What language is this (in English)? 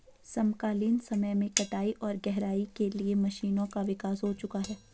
Hindi